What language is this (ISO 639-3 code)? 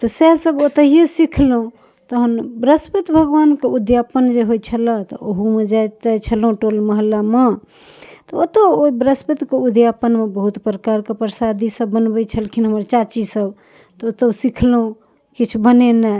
mai